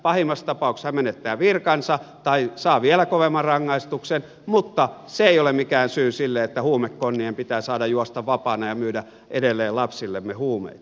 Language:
Finnish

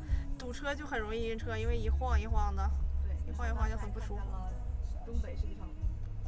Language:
Chinese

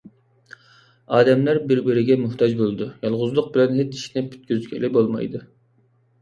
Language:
Uyghur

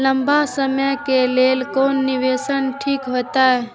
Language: Maithili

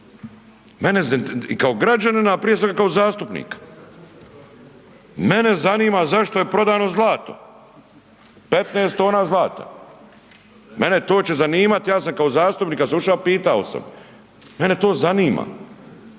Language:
Croatian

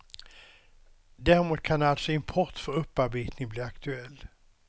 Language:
Swedish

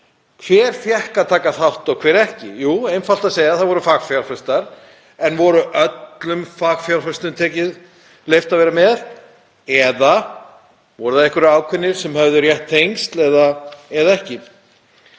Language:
Icelandic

